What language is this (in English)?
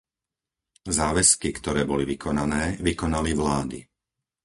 Slovak